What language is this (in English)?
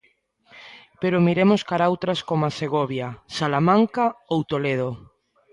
Galician